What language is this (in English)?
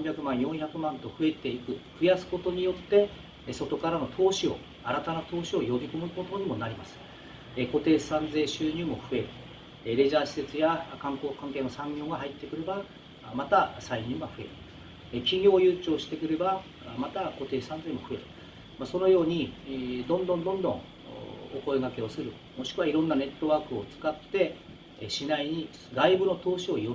Japanese